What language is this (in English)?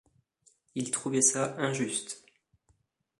French